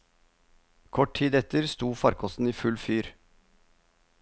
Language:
Norwegian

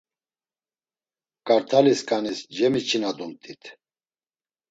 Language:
Laz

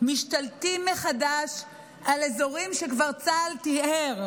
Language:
Hebrew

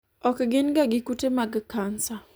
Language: Luo (Kenya and Tanzania)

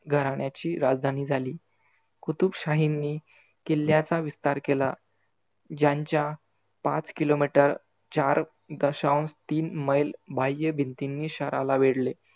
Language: Marathi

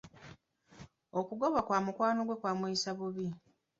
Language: Ganda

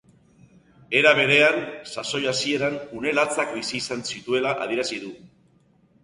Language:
Basque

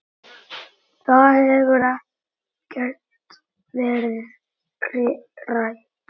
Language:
Icelandic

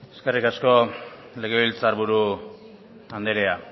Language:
Basque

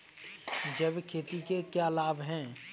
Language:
Hindi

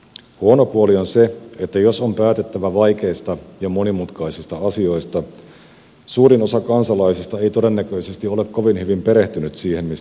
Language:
Finnish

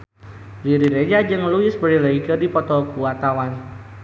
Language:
Sundanese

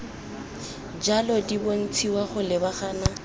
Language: Tswana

